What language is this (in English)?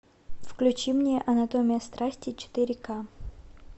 Russian